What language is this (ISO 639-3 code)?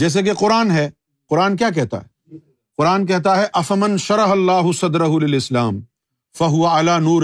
urd